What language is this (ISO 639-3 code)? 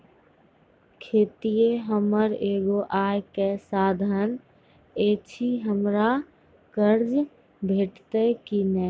mai